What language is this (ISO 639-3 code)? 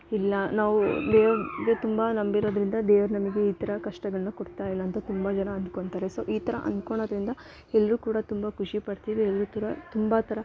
kan